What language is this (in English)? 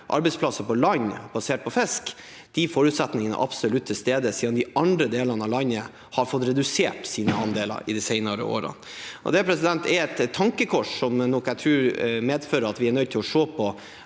Norwegian